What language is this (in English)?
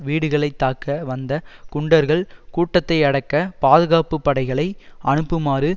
Tamil